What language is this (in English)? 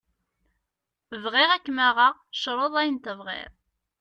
Kabyle